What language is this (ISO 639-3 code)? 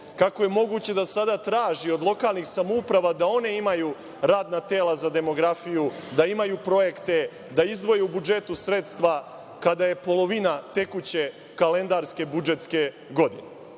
srp